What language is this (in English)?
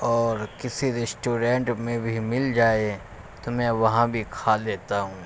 Urdu